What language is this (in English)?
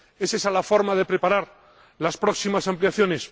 Spanish